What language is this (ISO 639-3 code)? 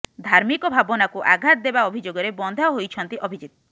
ori